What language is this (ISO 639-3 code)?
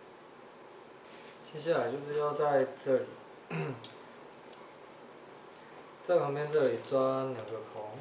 zho